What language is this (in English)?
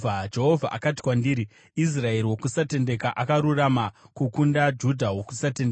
Shona